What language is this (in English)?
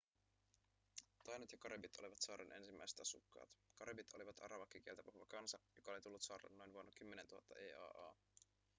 Finnish